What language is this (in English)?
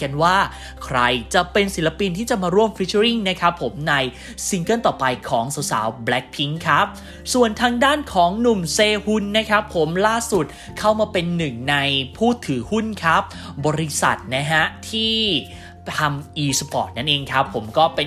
Thai